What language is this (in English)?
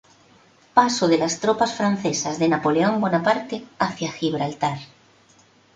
Spanish